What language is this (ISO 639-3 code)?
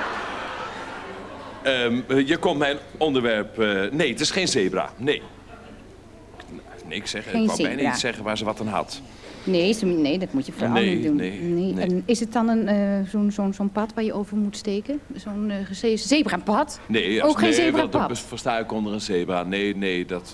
nld